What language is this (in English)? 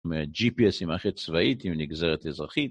Hebrew